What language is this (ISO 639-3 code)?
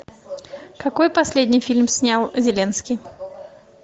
rus